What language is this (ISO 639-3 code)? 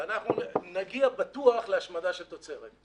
heb